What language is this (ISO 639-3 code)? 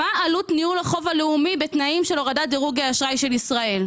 heb